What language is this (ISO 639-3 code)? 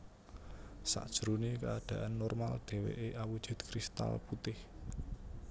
jav